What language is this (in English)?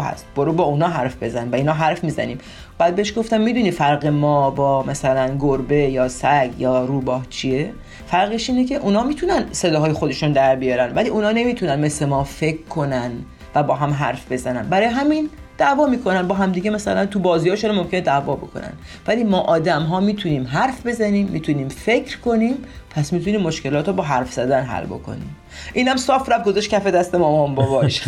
Persian